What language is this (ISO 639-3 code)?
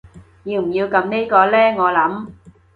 yue